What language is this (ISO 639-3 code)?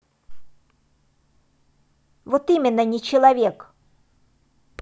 rus